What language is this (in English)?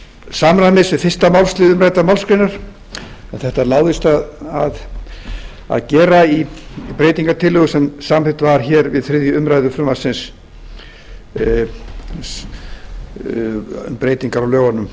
Icelandic